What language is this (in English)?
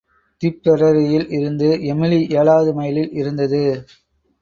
Tamil